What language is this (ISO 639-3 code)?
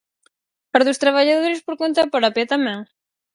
glg